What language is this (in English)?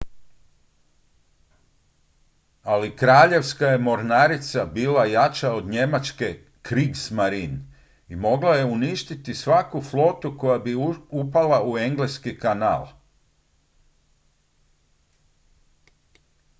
Croatian